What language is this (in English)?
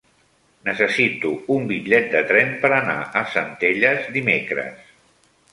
Catalan